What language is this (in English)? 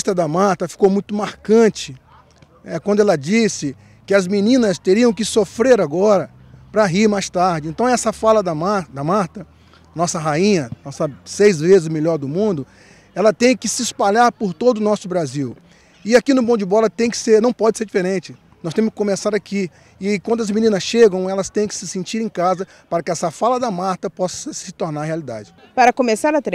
Portuguese